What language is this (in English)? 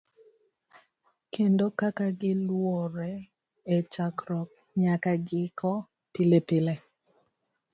Luo (Kenya and Tanzania)